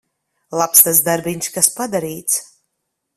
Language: Latvian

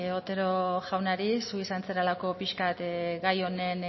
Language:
Basque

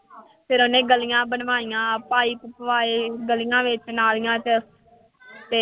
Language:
Punjabi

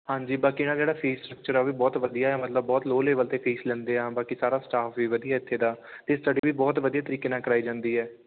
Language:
Punjabi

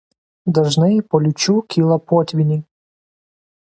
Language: Lithuanian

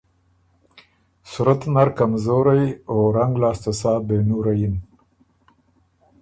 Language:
Ormuri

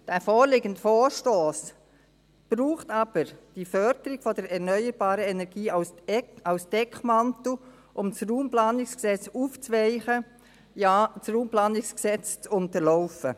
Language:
Swiss German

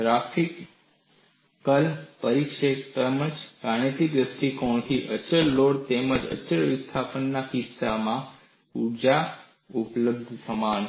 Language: Gujarati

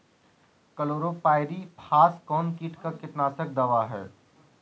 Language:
Magahi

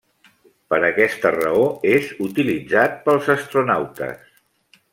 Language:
Catalan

